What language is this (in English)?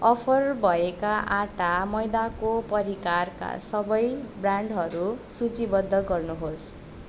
Nepali